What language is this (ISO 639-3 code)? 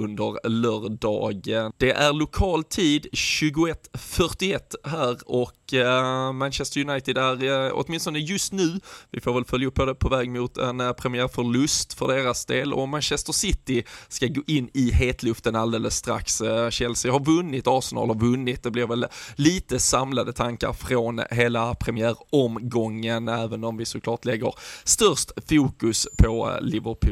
swe